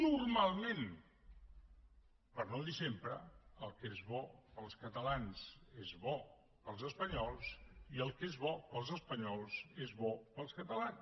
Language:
Catalan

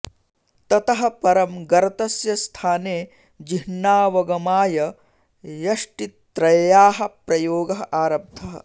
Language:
Sanskrit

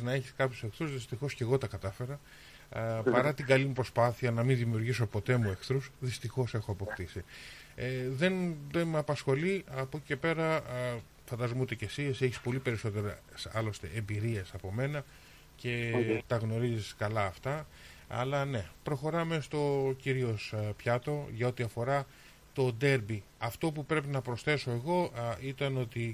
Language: Greek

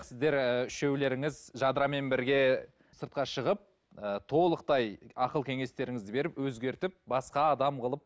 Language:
Kazakh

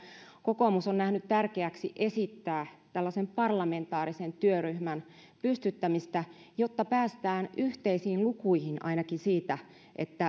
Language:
Finnish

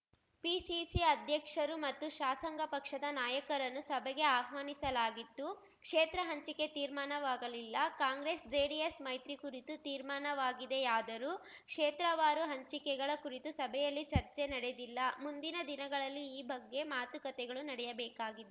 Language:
Kannada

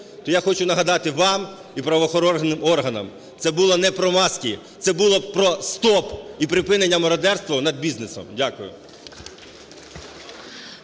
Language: Ukrainian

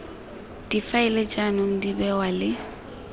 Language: Tswana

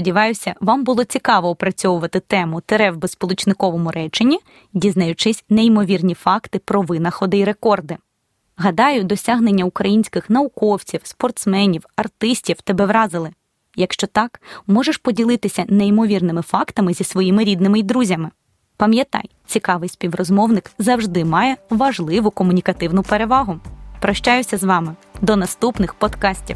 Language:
Ukrainian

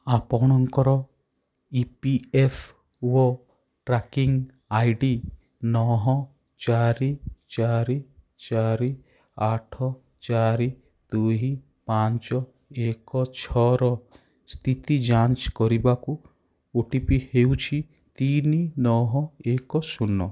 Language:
Odia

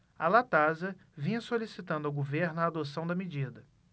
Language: Portuguese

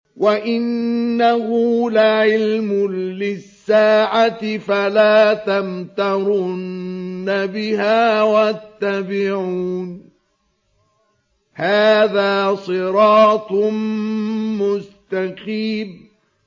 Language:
Arabic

